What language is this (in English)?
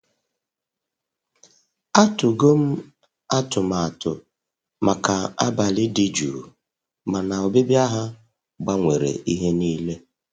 Igbo